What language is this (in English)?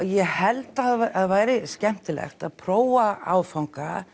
Icelandic